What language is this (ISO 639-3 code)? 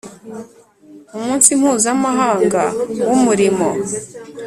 kin